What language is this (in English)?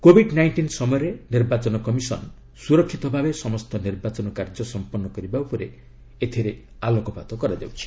Odia